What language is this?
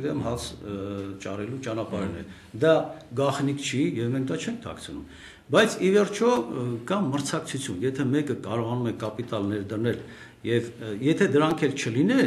Romanian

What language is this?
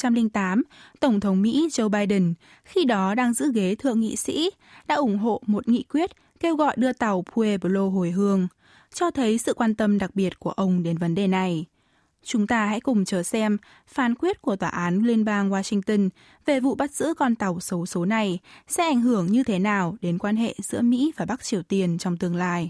Vietnamese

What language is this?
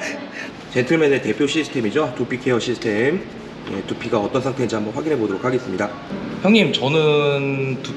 Korean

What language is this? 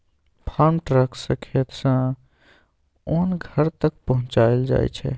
Maithili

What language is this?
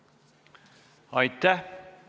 Estonian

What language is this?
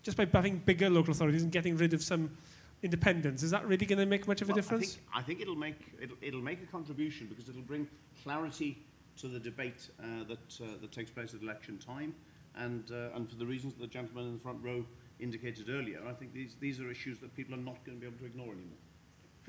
English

